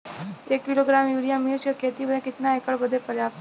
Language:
Bhojpuri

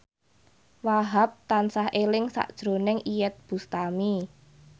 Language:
Javanese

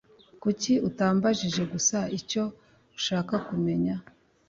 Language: Kinyarwanda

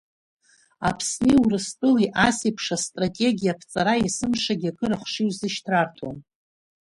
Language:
Abkhazian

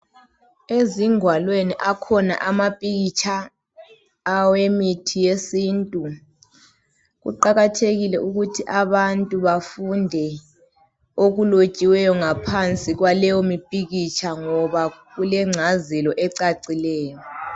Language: North Ndebele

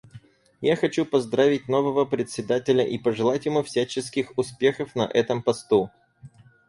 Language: Russian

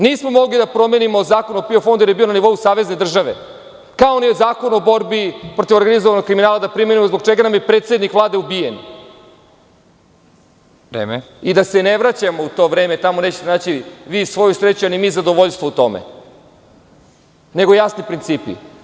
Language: Serbian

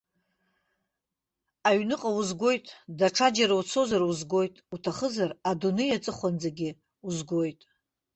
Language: Abkhazian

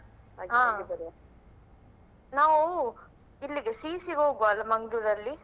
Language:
Kannada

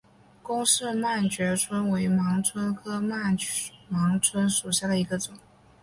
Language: Chinese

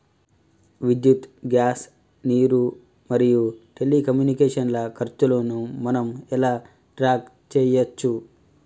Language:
Telugu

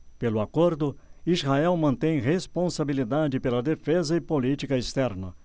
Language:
Portuguese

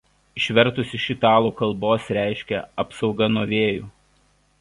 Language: Lithuanian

